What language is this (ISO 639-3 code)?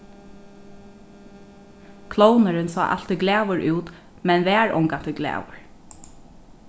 fao